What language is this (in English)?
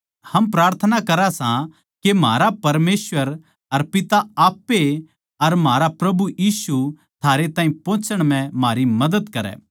Haryanvi